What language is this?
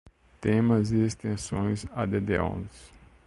Portuguese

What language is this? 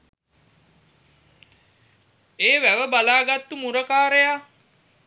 Sinhala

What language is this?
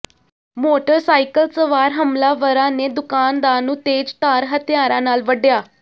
Punjabi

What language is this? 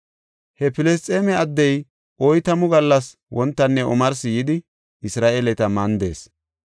Gofa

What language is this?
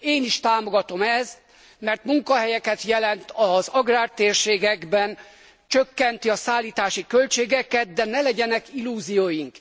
Hungarian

